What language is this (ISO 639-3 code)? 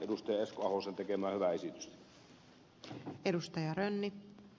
fin